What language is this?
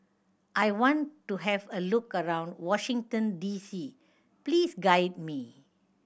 English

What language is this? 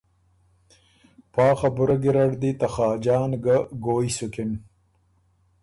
Ormuri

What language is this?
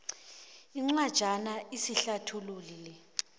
South Ndebele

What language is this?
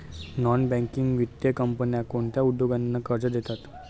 Marathi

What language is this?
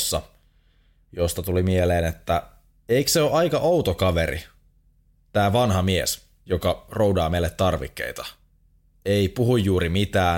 Finnish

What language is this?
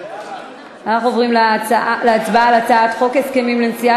Hebrew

